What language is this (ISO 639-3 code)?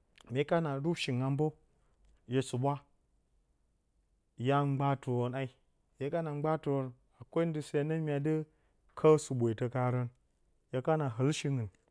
bcy